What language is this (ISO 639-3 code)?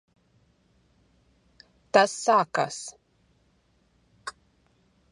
lav